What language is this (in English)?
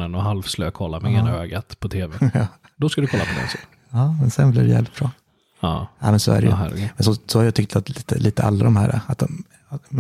Swedish